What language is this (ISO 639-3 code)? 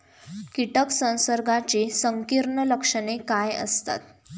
mar